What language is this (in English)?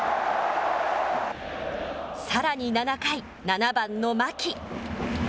Japanese